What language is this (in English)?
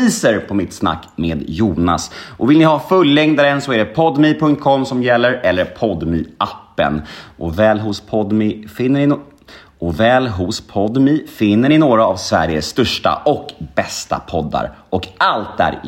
Swedish